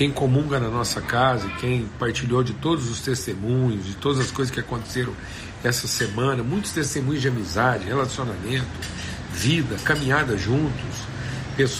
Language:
Portuguese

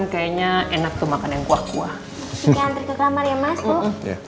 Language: Indonesian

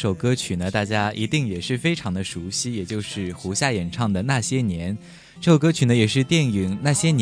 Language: Chinese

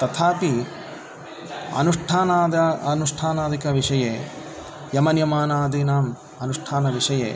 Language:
Sanskrit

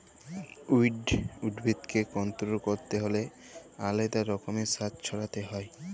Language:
Bangla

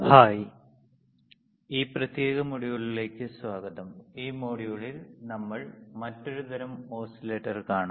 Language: Malayalam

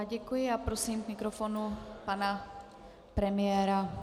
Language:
Czech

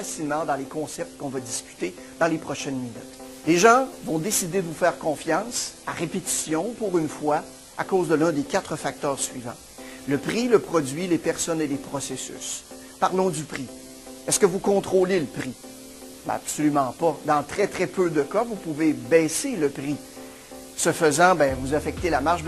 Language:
French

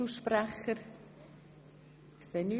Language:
Swiss German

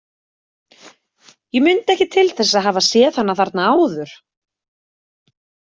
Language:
Icelandic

